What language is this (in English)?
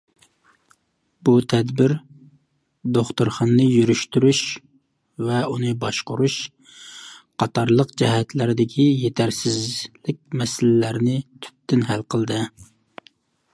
Uyghur